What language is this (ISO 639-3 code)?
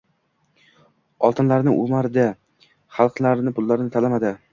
uzb